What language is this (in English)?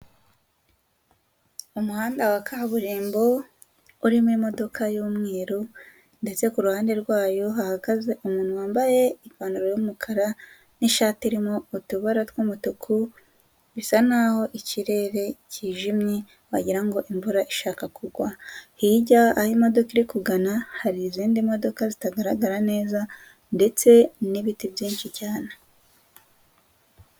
Kinyarwanda